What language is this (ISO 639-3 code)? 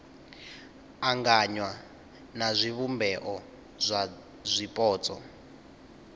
ven